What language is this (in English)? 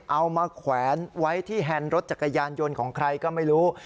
Thai